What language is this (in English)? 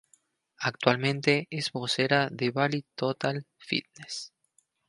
Spanish